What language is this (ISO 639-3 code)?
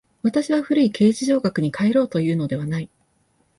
jpn